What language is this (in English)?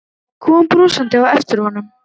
Icelandic